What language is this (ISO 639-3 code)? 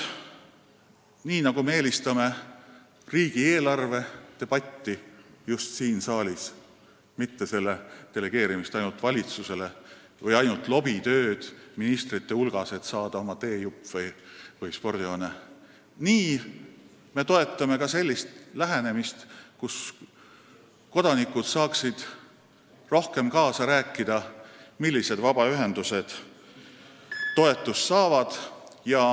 est